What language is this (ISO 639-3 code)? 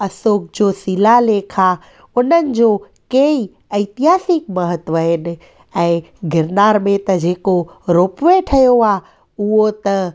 snd